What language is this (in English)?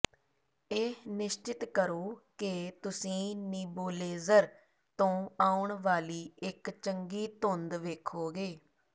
Punjabi